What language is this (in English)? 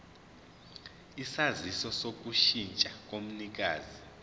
Zulu